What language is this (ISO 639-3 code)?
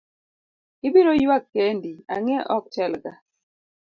luo